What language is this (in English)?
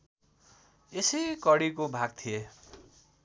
Nepali